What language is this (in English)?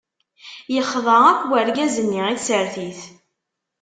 Kabyle